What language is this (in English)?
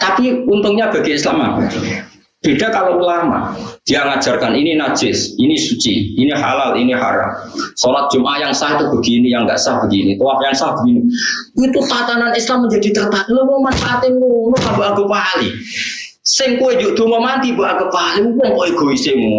Indonesian